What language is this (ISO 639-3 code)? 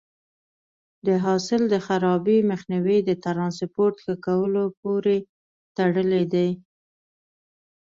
pus